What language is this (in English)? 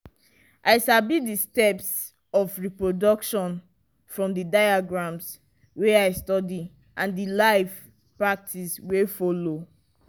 Nigerian Pidgin